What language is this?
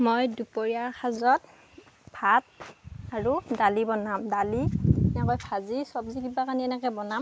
Assamese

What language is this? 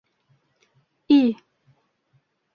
Bashkir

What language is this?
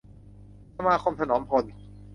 Thai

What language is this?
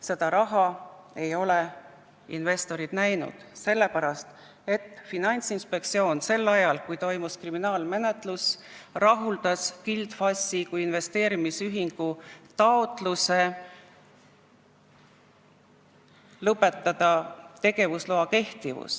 Estonian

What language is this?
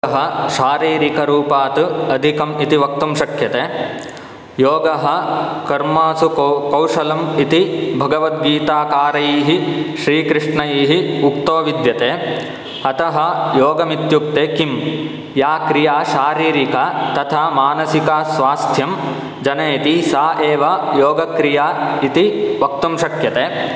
Sanskrit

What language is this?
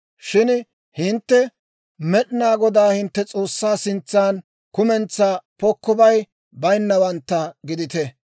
Dawro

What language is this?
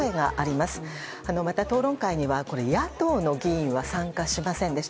Japanese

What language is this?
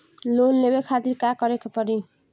Bhojpuri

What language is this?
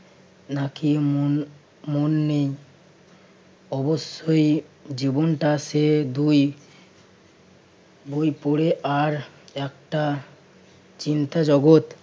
Bangla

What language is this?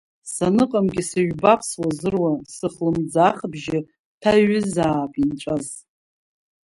Abkhazian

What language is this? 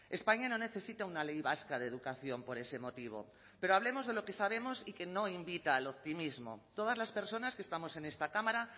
Spanish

